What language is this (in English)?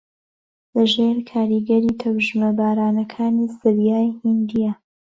Central Kurdish